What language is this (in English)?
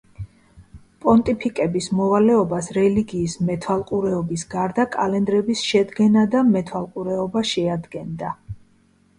Georgian